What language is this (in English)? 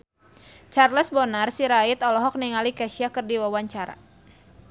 Sundanese